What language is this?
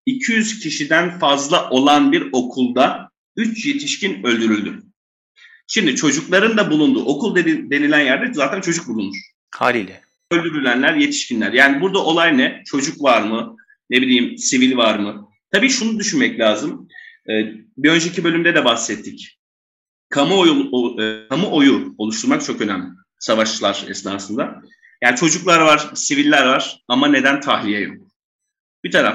Turkish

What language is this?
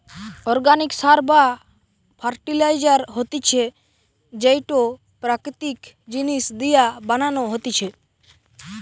Bangla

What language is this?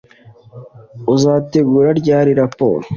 Kinyarwanda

